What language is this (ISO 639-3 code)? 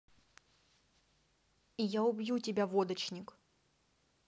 rus